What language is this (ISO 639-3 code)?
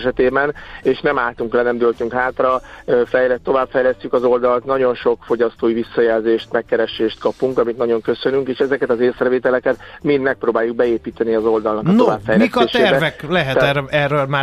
hun